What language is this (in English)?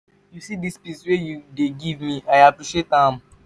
Nigerian Pidgin